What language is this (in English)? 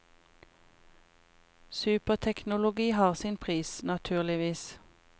Norwegian